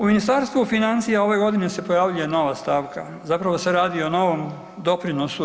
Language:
Croatian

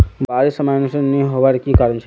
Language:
Magahi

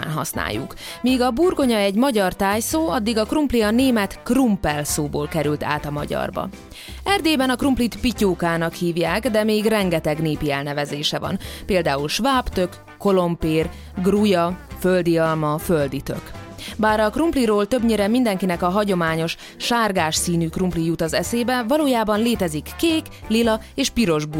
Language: Hungarian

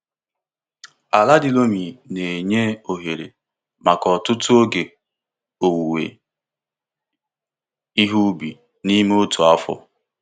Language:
Igbo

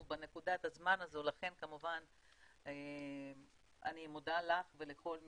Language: Hebrew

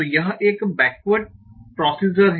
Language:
Hindi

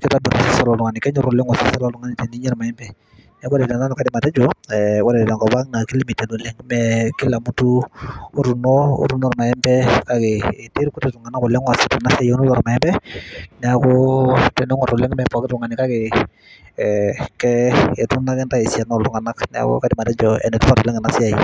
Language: Masai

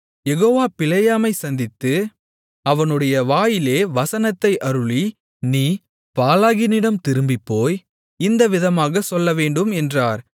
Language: Tamil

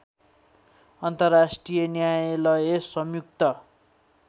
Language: Nepali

